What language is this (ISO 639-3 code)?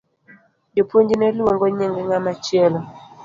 luo